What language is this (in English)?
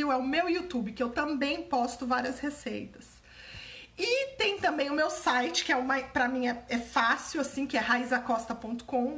Portuguese